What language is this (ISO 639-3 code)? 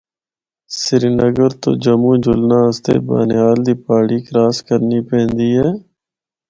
hno